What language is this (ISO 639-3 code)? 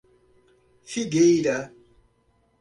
por